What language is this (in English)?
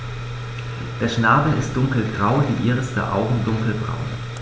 German